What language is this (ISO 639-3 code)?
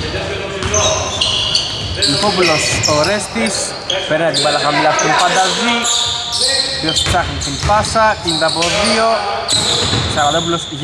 ell